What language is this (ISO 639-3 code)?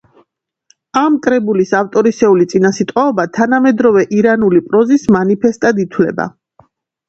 kat